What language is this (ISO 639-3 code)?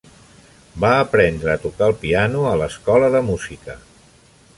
cat